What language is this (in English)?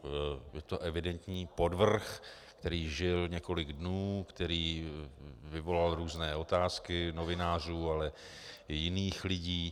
Czech